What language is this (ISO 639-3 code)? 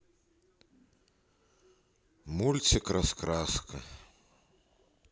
rus